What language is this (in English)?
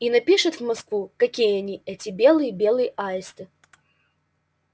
Russian